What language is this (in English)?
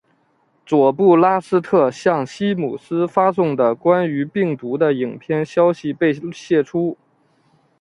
Chinese